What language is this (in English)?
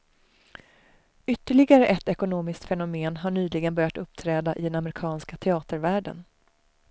Swedish